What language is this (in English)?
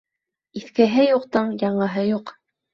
Bashkir